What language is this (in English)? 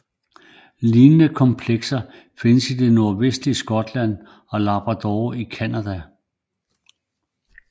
Danish